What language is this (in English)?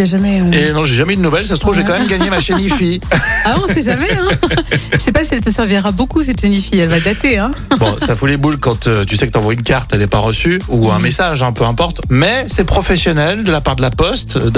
French